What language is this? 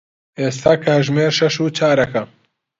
Central Kurdish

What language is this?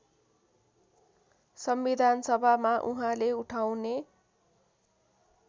Nepali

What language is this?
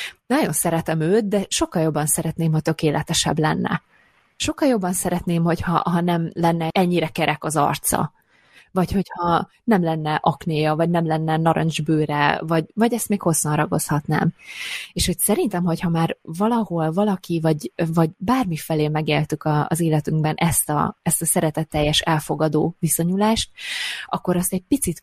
Hungarian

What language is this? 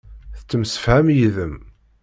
Kabyle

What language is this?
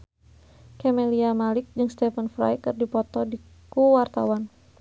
Sundanese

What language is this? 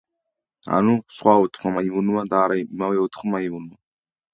Georgian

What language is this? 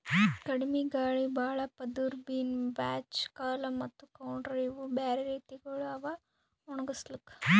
Kannada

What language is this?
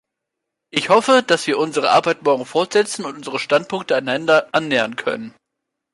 German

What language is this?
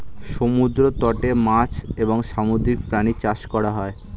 Bangla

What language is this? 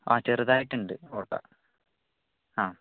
Malayalam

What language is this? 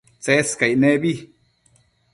Matsés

